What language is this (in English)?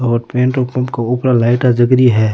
Rajasthani